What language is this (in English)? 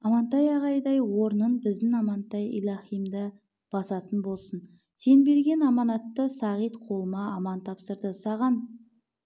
Kazakh